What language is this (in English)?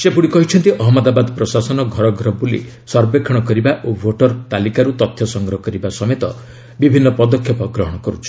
Odia